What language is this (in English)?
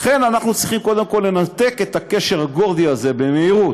Hebrew